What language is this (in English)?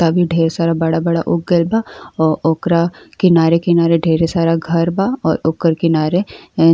Bhojpuri